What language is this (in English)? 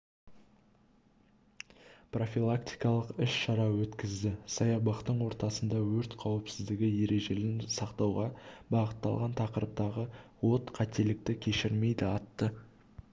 Kazakh